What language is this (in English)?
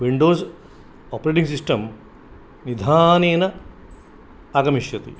Sanskrit